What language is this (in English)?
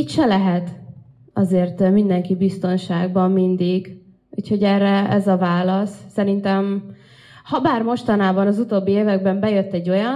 Hungarian